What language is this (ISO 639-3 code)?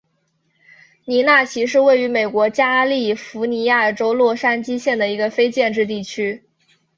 zho